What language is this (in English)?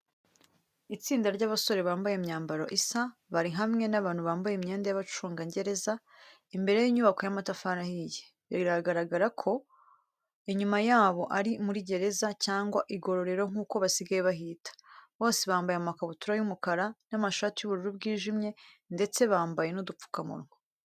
Kinyarwanda